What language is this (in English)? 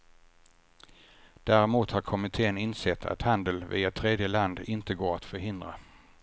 Swedish